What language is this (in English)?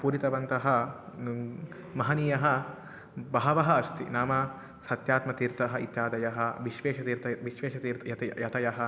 Sanskrit